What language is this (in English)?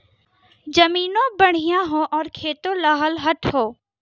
Bhojpuri